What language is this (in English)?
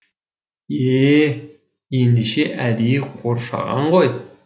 Kazakh